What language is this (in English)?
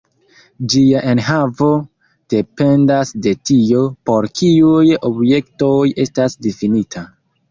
Esperanto